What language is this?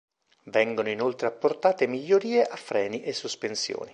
Italian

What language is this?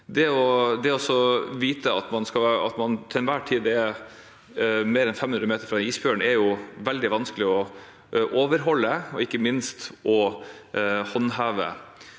Norwegian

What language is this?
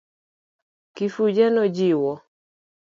Luo (Kenya and Tanzania)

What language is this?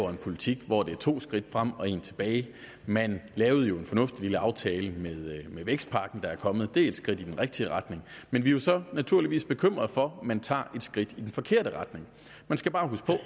Danish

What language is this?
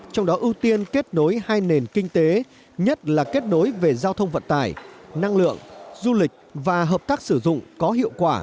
Vietnamese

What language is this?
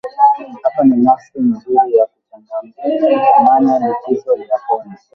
Swahili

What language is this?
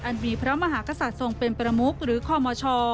Thai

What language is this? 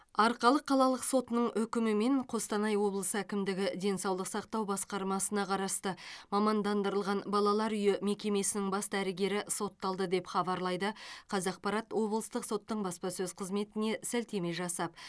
Kazakh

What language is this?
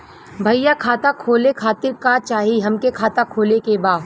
Bhojpuri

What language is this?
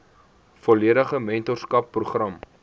Afrikaans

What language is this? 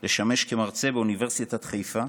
Hebrew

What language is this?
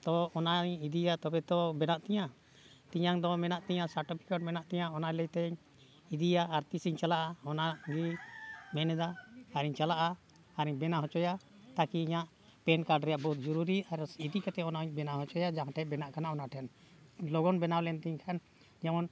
Santali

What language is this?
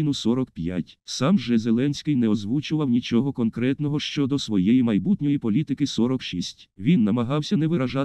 Ukrainian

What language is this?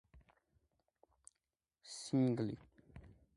Georgian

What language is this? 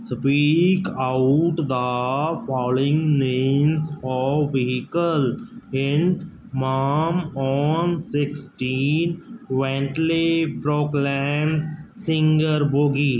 Punjabi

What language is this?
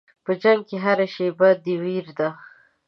Pashto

